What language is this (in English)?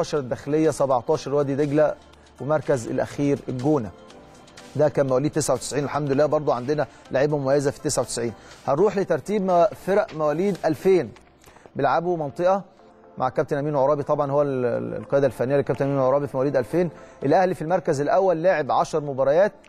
Arabic